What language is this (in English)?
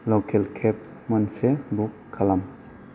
Bodo